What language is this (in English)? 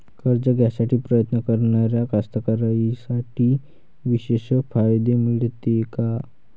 Marathi